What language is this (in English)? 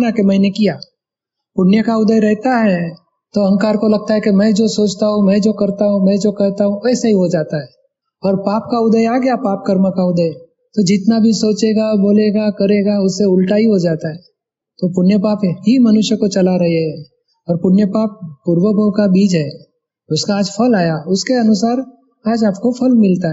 Hindi